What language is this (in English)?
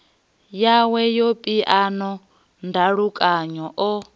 Venda